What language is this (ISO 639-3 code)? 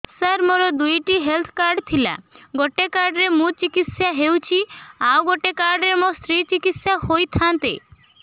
ori